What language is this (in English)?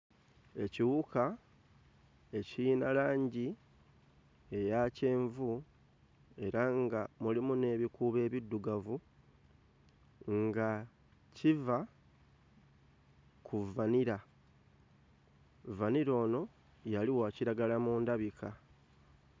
Ganda